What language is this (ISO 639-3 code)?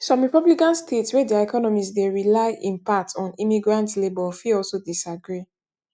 pcm